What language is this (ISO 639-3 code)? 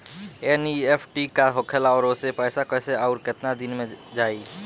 bho